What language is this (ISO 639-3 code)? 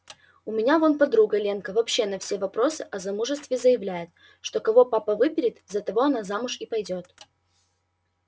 rus